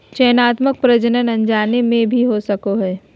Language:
Magahi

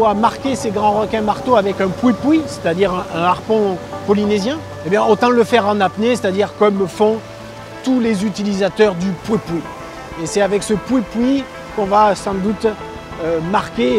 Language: French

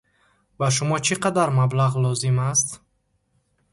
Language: Tajik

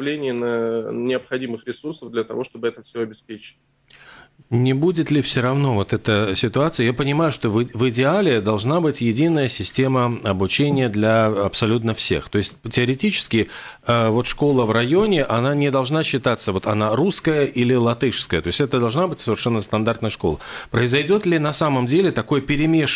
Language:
Russian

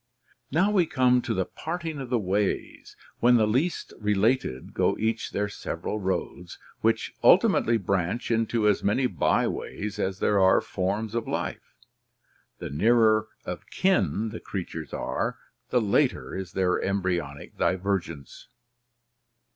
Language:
English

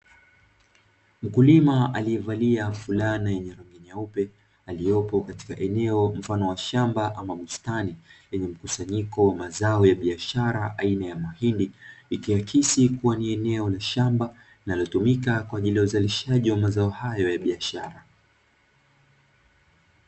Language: Swahili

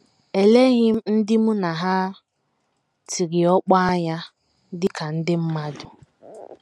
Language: Igbo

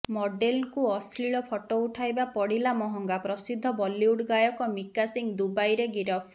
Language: Odia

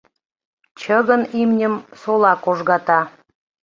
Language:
Mari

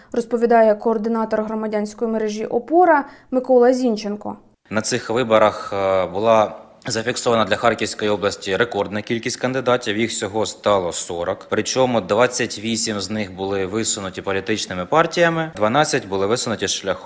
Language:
Ukrainian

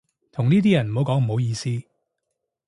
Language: Cantonese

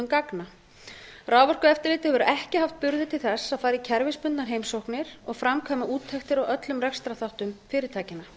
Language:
Icelandic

